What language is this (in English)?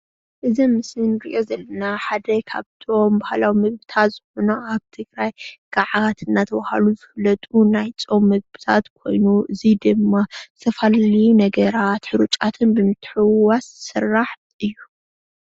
Tigrinya